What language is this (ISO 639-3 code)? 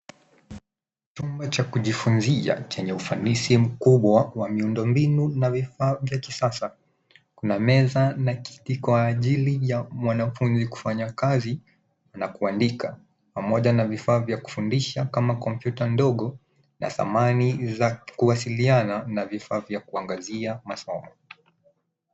swa